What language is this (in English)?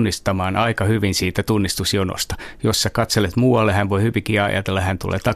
Finnish